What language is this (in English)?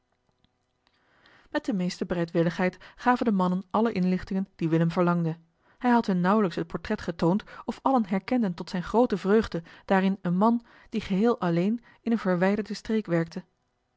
Dutch